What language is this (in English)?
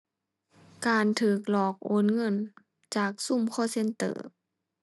Thai